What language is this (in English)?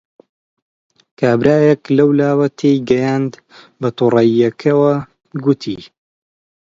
Central Kurdish